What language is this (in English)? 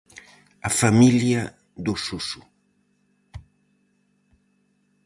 Galician